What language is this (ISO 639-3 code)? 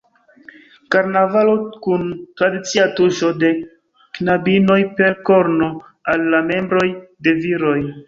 epo